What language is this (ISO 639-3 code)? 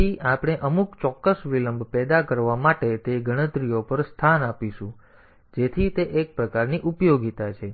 guj